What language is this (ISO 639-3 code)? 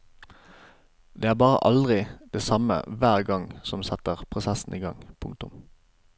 nor